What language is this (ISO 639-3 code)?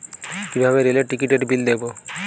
ben